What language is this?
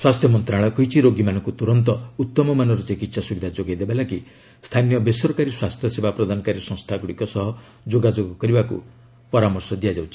Odia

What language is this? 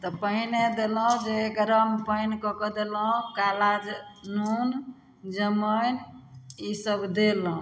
Maithili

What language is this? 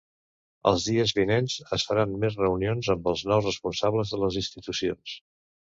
Catalan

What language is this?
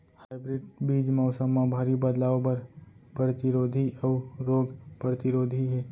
Chhattisgarhi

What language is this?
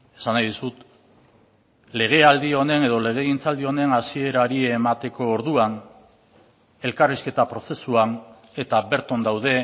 Basque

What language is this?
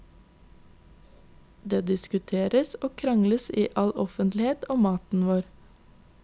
Norwegian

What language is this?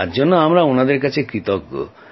Bangla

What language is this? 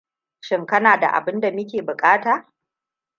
Hausa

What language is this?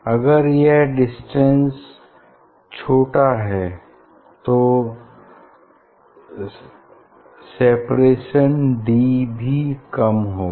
Hindi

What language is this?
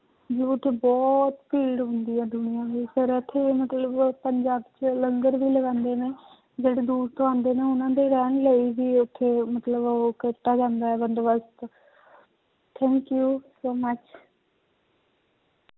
Punjabi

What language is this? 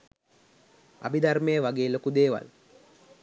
Sinhala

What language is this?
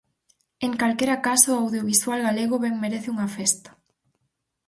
Galician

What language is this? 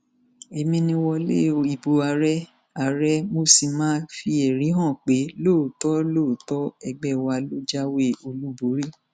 Yoruba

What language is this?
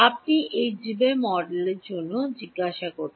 Bangla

